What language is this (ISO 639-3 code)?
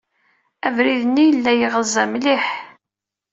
kab